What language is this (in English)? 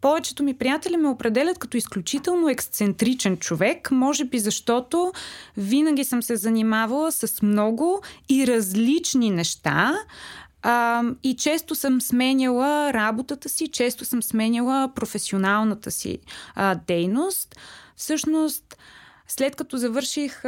Bulgarian